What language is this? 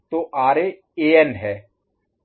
Hindi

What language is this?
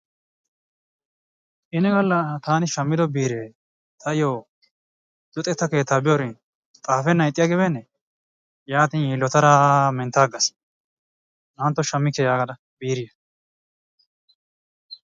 Wolaytta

